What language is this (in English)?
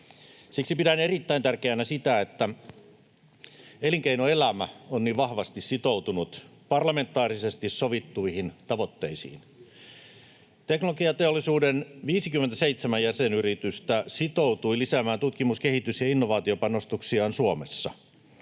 Finnish